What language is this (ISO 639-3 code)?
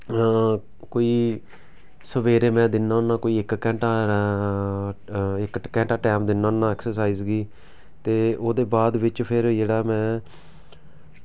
doi